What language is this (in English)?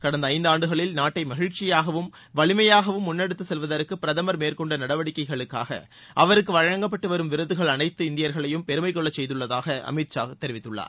Tamil